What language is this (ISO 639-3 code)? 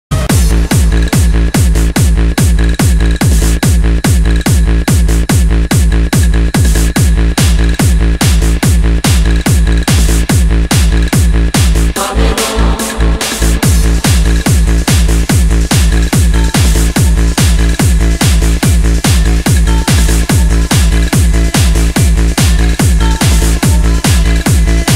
kor